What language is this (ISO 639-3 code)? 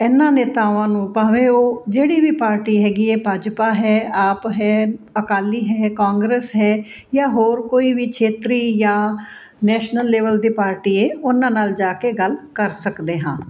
pan